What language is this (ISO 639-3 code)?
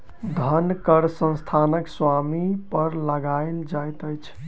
mai